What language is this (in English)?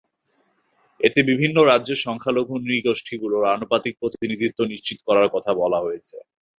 Bangla